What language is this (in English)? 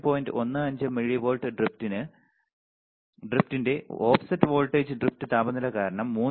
Malayalam